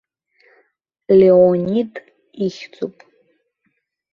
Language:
Abkhazian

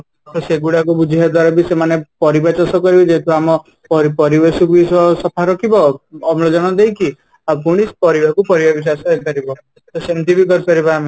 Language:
Odia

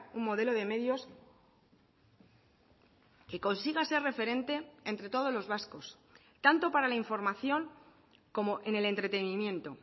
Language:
Spanish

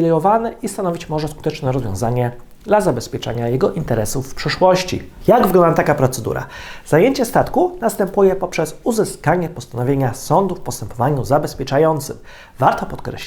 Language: Polish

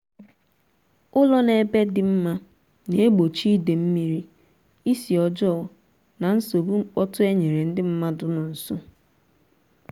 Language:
Igbo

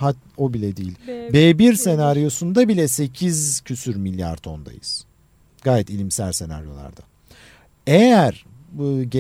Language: Turkish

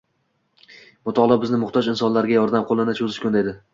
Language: Uzbek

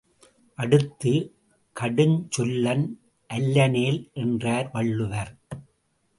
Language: Tamil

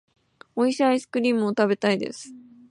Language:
Japanese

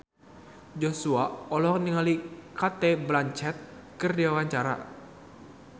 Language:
Sundanese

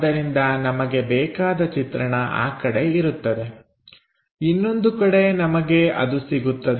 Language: Kannada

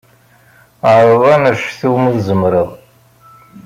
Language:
Kabyle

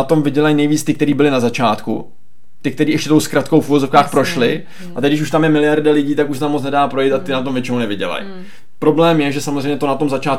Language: Czech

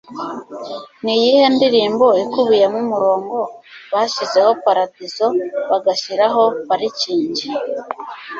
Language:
Kinyarwanda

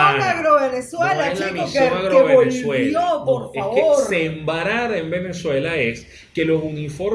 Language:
Spanish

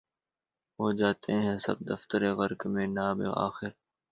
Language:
Urdu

